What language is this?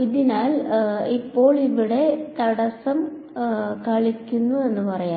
Malayalam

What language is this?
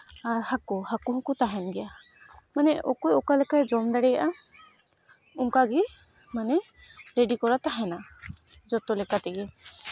Santali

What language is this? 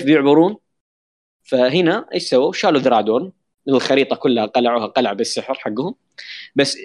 Arabic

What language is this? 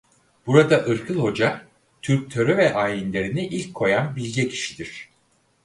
Turkish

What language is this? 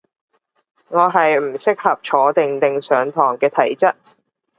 Cantonese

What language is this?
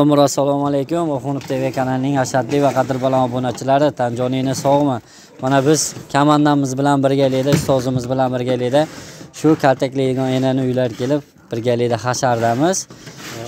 Turkish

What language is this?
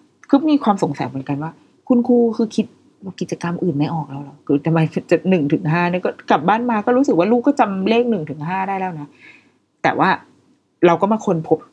Thai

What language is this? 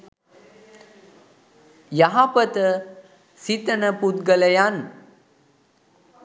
Sinhala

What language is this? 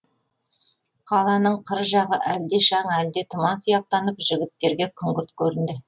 Kazakh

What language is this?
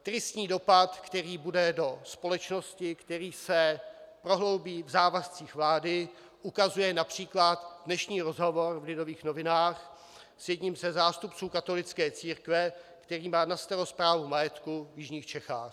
Czech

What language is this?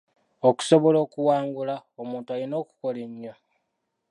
Ganda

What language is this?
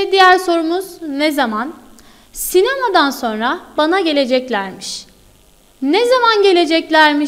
Turkish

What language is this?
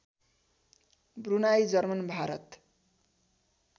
Nepali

